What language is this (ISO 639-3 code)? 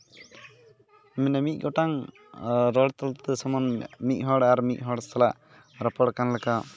sat